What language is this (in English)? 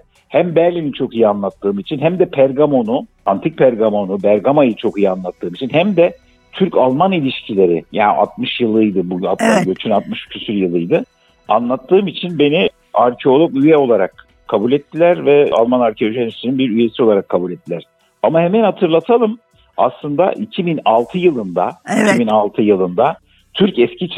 Turkish